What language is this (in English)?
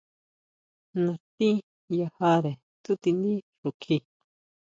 Huautla Mazatec